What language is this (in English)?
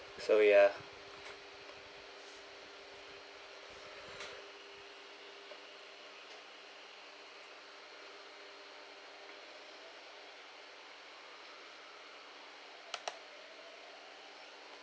English